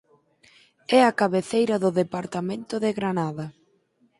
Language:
Galician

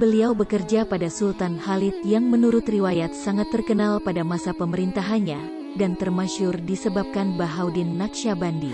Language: Indonesian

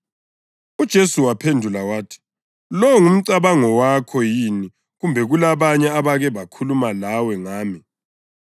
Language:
North Ndebele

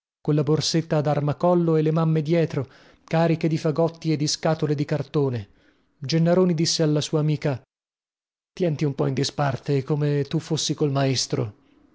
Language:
Italian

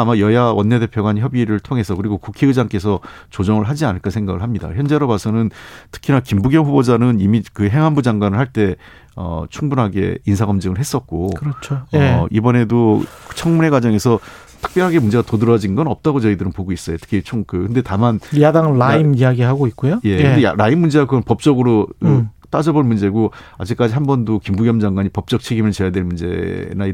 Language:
Korean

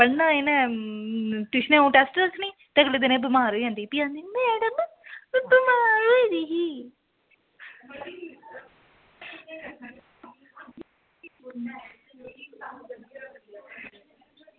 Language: Dogri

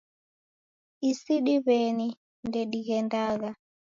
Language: Taita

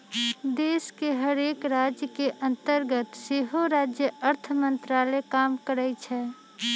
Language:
Magahi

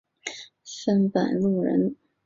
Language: Chinese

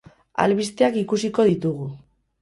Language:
Basque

